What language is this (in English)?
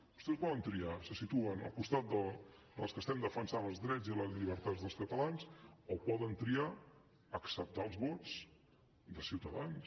Catalan